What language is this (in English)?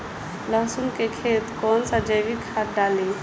Bhojpuri